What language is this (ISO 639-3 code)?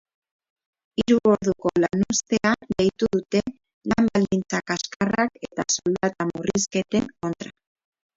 eus